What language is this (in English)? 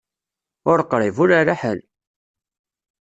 Kabyle